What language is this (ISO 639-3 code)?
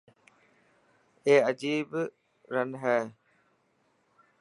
mki